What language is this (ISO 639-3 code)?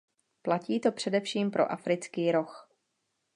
ces